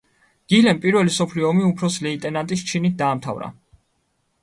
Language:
Georgian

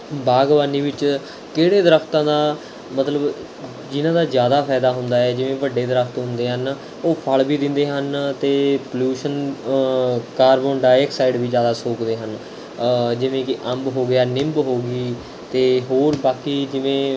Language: Punjabi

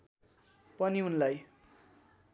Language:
Nepali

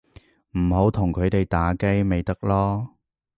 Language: Cantonese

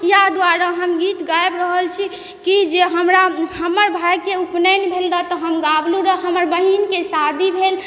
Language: Maithili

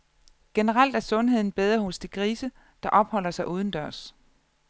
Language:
Danish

